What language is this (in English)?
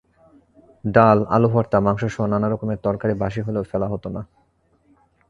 Bangla